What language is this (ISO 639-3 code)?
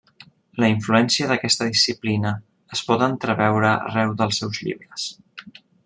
cat